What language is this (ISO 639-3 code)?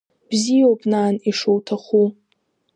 abk